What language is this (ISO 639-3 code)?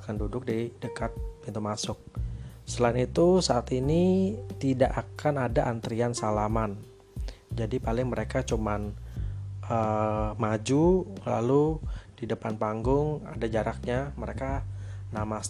ind